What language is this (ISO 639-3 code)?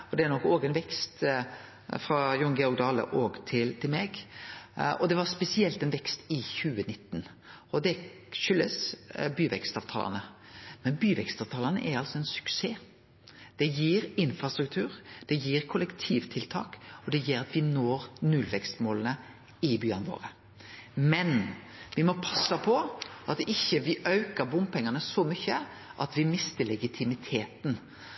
nno